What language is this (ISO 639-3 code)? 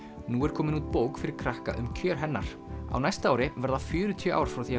isl